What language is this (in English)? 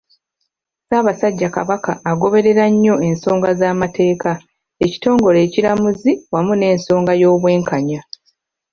Ganda